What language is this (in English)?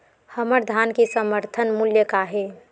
Chhattisgarhi